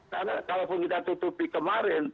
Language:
Indonesian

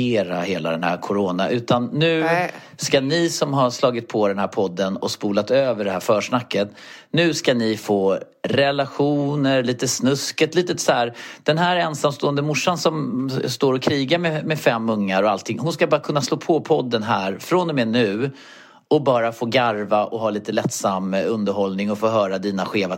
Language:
Swedish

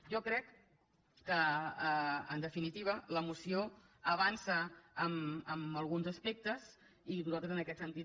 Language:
Catalan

